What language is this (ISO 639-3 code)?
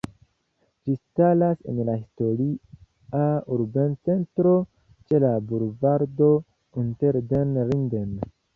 epo